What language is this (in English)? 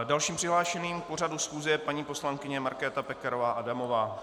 Czech